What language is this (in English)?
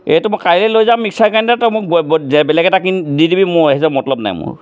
Assamese